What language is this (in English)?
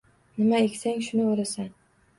Uzbek